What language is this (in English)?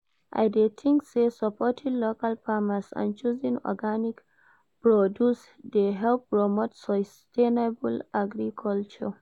Nigerian Pidgin